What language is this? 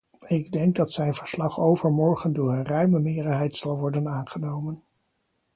Dutch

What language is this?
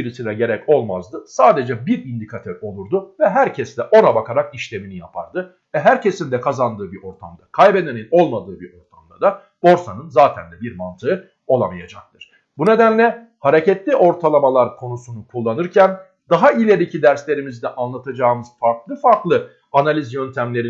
Turkish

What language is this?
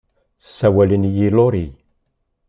Kabyle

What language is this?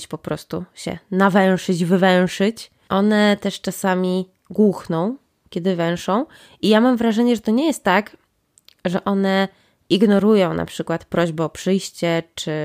Polish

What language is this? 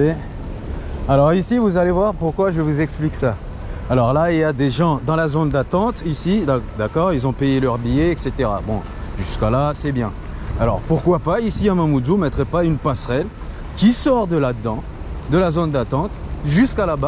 French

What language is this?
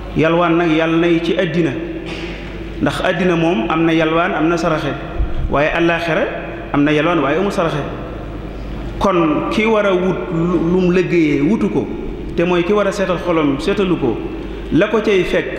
Arabic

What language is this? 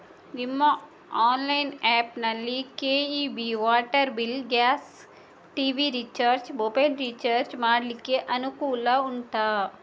Kannada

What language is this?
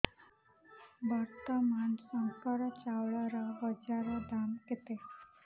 Odia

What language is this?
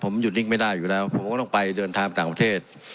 Thai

